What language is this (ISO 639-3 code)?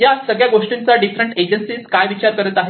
mar